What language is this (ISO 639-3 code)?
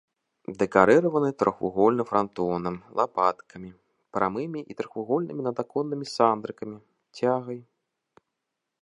bel